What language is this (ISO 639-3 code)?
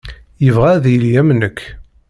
kab